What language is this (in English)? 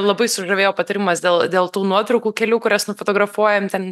Lithuanian